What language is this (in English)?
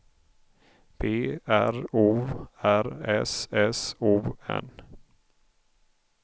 Swedish